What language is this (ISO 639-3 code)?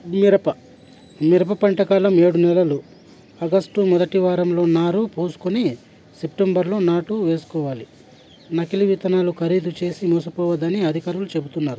tel